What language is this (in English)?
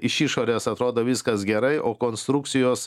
Lithuanian